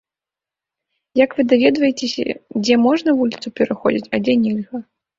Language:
Belarusian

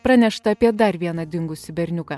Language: Lithuanian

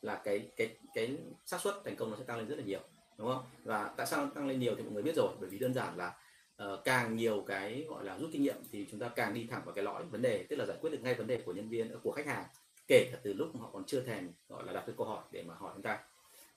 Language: Vietnamese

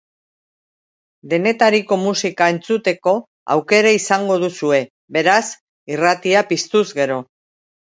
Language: Basque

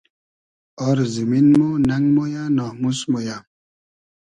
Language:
Hazaragi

